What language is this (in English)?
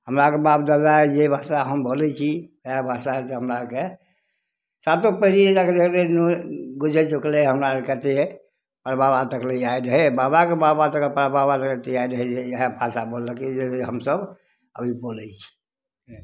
Maithili